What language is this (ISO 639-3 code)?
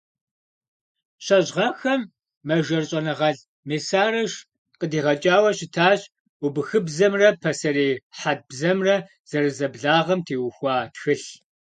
kbd